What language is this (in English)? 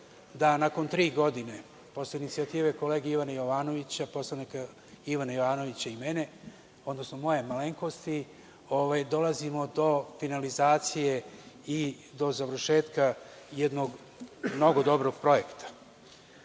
Serbian